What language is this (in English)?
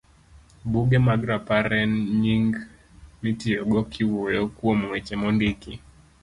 Luo (Kenya and Tanzania)